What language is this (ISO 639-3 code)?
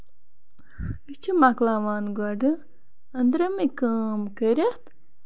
kas